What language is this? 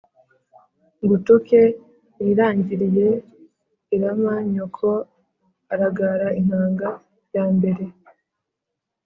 Kinyarwanda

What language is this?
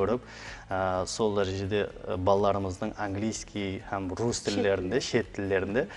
Russian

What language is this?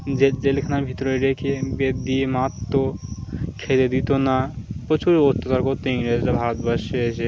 Bangla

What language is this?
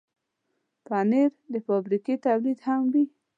Pashto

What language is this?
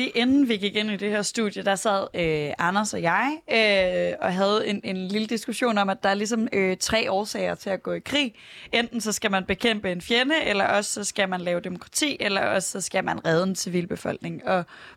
Danish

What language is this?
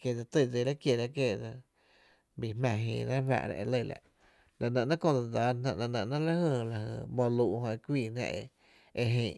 Tepinapa Chinantec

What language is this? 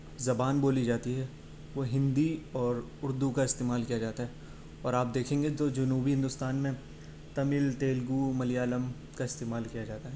Urdu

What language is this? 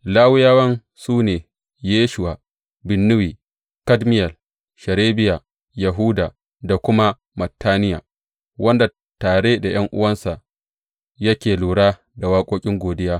Hausa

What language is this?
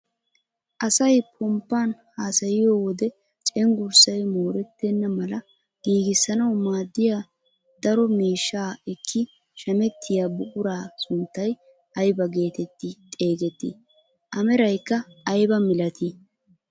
Wolaytta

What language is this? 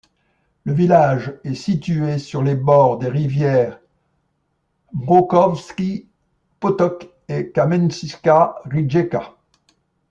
French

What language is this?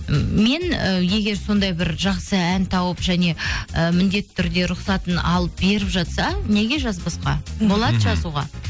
Kazakh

